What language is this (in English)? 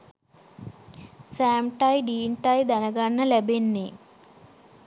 Sinhala